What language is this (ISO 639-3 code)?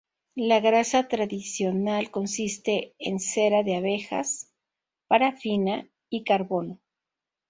spa